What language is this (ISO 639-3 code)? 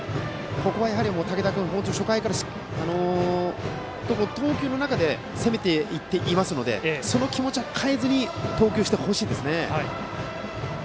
jpn